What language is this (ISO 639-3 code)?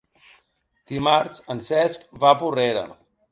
cat